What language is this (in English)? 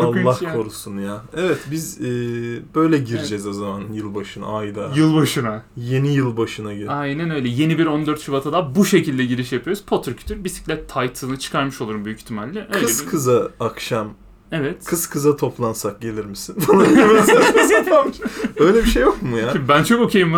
Turkish